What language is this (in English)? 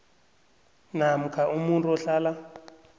South Ndebele